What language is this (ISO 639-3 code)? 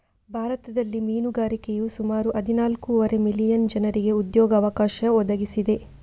kan